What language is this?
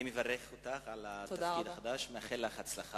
Hebrew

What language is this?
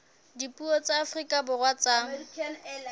Southern Sotho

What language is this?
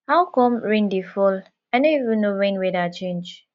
Nigerian Pidgin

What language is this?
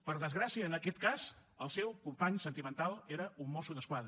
Catalan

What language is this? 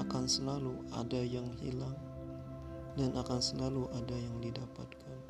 Malay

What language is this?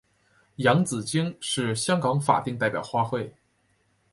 Chinese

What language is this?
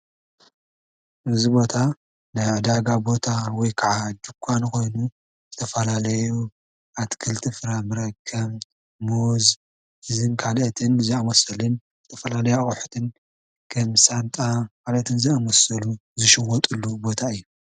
Tigrinya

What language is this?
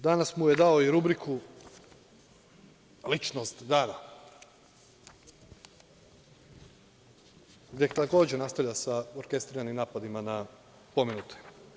Serbian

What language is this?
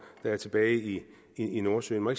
Danish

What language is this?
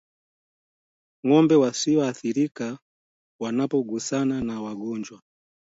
Swahili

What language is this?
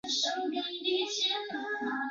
Chinese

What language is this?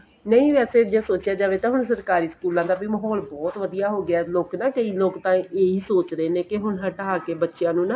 Punjabi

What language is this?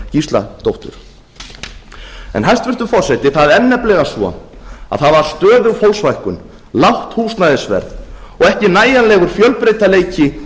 Icelandic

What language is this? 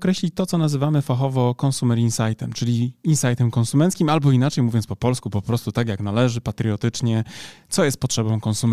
Polish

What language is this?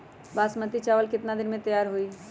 Magahi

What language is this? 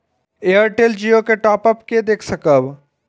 Maithili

